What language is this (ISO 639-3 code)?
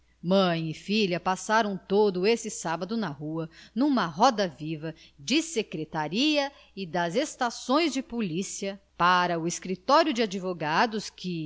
por